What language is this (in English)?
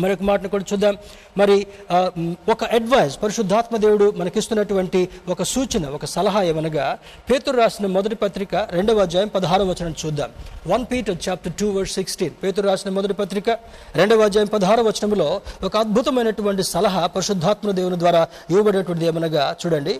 Telugu